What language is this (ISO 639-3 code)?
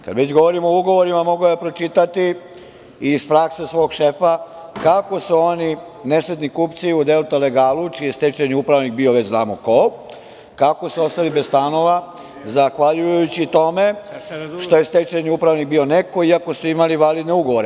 srp